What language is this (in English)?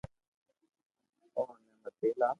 Loarki